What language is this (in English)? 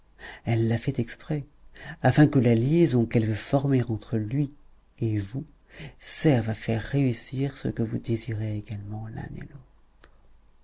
French